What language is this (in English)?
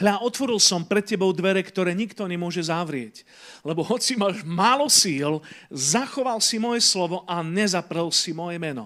Slovak